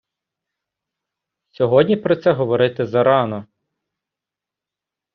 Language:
Ukrainian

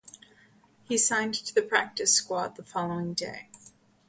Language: English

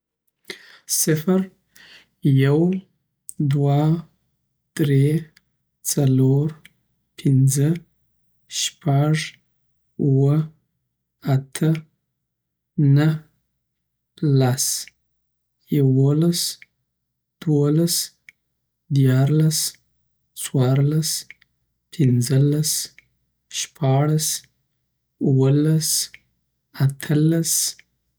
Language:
Southern Pashto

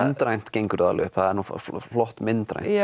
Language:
Icelandic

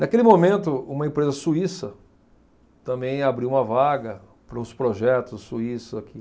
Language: Portuguese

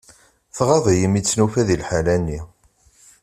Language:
Kabyle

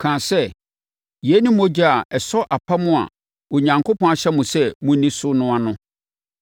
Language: Akan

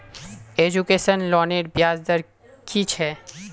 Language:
Magahi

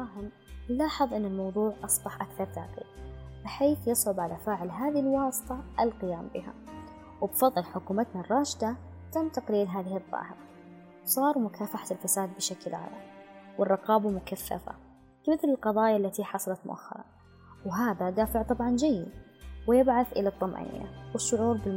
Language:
Arabic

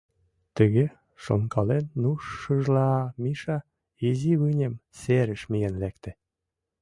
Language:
Mari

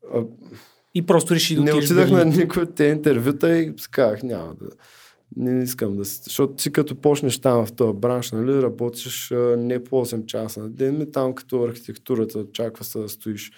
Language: Bulgarian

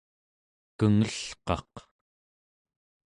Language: Central Yupik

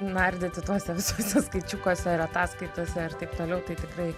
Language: Lithuanian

